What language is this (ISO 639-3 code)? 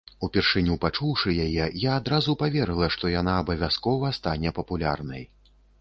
bel